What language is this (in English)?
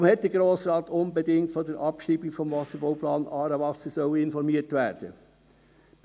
Swiss German